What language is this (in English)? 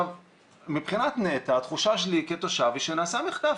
Hebrew